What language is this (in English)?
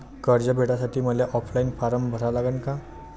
Marathi